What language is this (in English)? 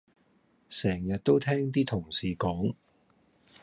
Cantonese